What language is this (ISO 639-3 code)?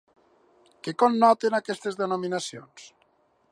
cat